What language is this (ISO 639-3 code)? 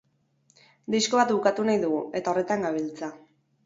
eus